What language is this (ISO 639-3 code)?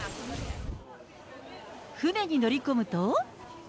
jpn